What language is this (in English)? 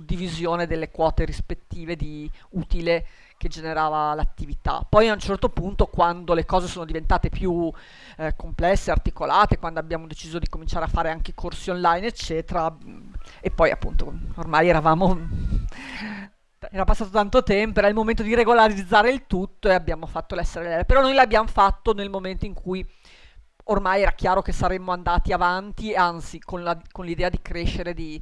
Italian